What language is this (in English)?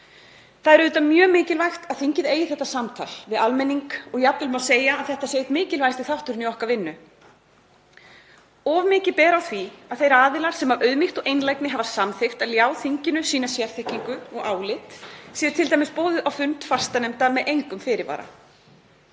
Icelandic